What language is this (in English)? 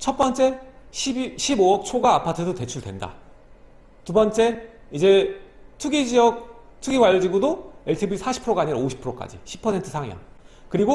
Korean